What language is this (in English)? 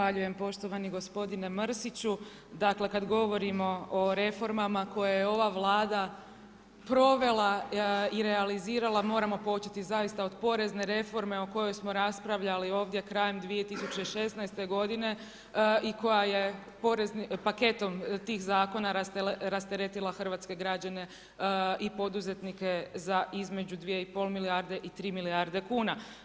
Croatian